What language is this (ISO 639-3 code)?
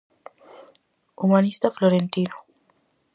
glg